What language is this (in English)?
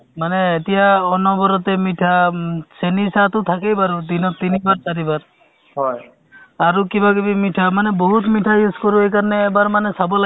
Assamese